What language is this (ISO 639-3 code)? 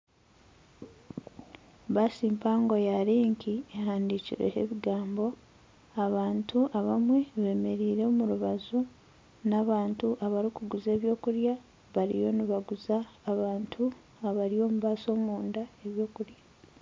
nyn